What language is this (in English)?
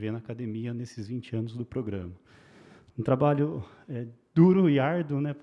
Portuguese